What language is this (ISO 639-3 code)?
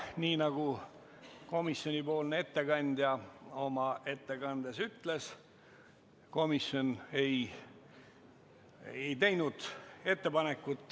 est